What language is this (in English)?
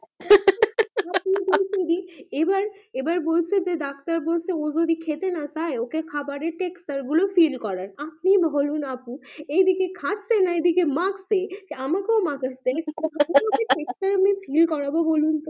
Bangla